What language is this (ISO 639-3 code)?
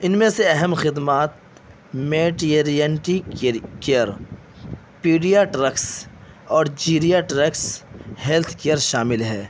urd